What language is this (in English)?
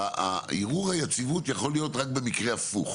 Hebrew